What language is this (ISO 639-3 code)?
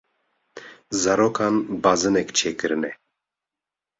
kur